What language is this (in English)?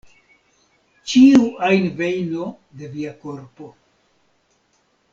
Esperanto